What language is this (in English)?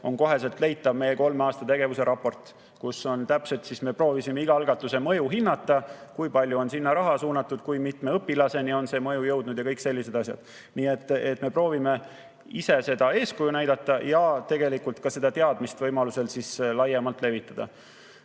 Estonian